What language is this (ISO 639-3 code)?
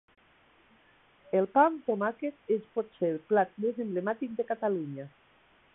cat